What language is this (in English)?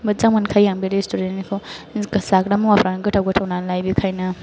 Bodo